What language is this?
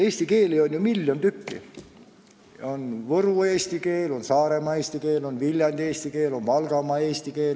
Estonian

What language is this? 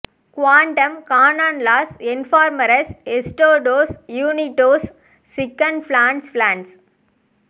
Tamil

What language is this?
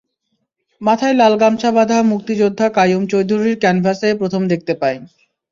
Bangla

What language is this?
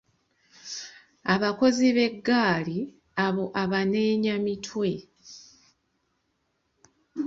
Ganda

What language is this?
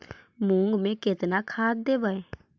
Magahi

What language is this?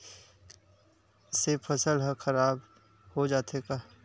Chhattisgarhi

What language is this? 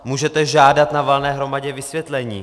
Czech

